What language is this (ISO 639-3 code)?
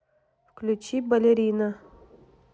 rus